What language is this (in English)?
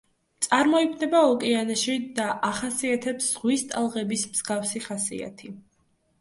Georgian